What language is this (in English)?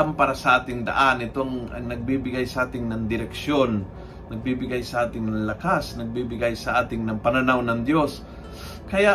Filipino